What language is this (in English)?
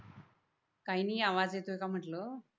Marathi